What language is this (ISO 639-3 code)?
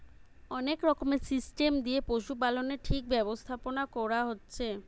ben